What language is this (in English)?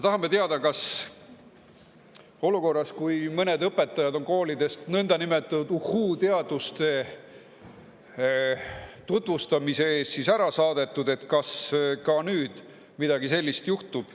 Estonian